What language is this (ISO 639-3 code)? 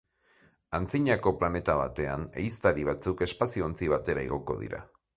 eus